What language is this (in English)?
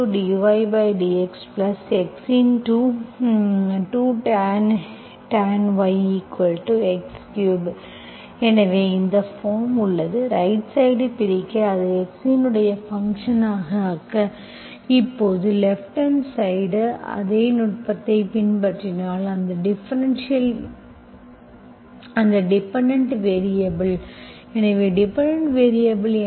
Tamil